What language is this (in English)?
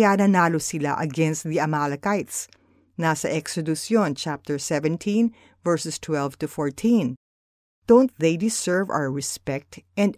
Filipino